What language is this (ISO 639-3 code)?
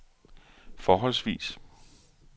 dan